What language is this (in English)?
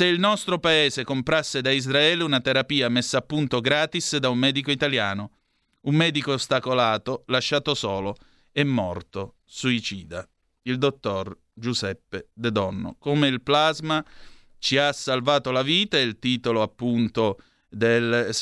Italian